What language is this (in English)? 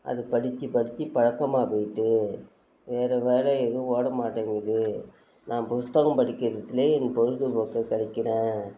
Tamil